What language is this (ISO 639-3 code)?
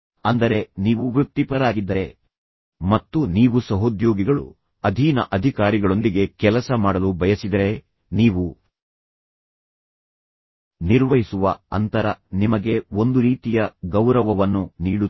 kan